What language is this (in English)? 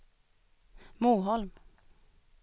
Swedish